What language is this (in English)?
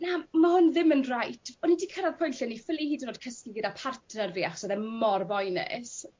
Welsh